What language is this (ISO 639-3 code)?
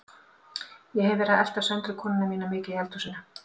isl